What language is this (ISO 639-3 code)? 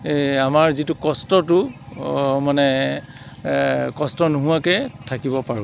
asm